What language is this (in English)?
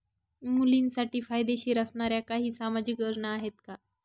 Marathi